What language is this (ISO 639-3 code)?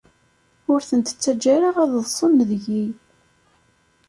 kab